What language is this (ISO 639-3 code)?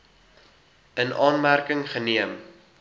afr